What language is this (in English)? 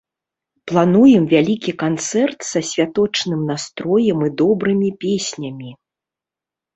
Belarusian